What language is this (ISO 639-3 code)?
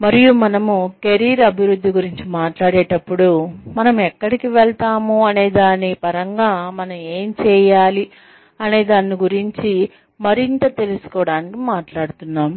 tel